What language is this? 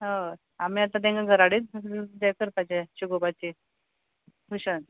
Konkani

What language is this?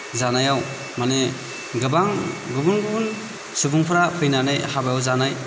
Bodo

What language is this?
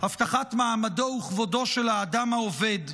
Hebrew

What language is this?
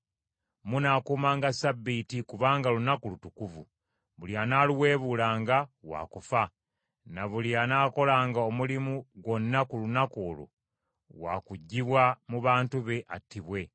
Ganda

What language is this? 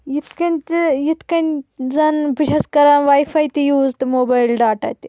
Kashmiri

